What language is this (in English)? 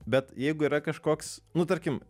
Lithuanian